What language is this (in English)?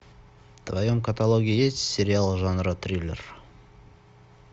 Russian